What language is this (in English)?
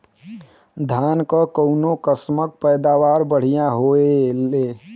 Bhojpuri